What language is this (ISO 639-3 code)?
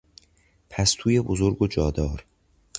fas